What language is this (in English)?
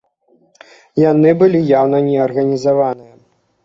Belarusian